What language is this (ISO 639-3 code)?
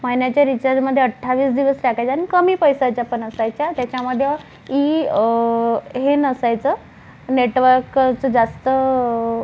mar